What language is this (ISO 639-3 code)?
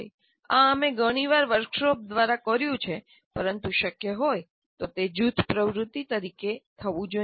guj